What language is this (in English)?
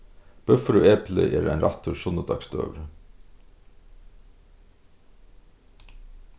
Faroese